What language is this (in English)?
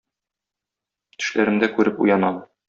Tatar